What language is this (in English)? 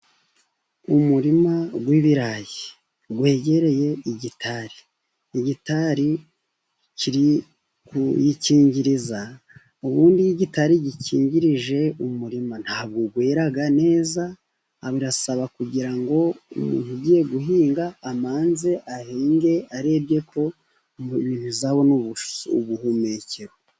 Kinyarwanda